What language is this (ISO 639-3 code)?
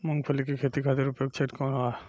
bho